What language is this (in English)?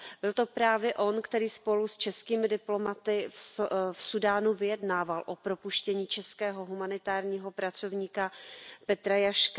Czech